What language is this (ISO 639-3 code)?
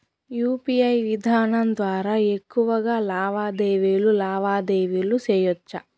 tel